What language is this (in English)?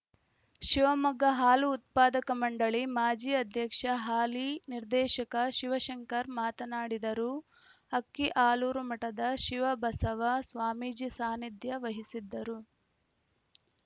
Kannada